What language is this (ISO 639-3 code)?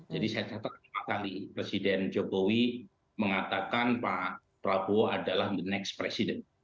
ind